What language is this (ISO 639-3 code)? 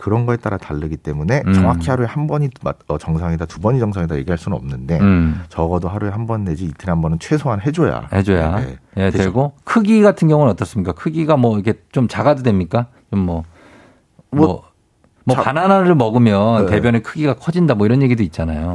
kor